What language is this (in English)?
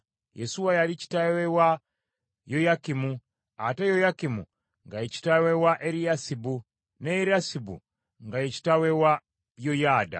Ganda